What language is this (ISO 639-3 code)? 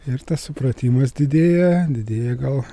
lit